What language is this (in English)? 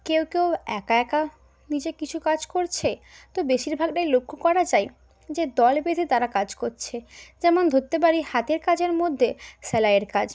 Bangla